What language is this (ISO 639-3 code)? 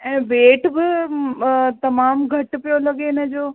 snd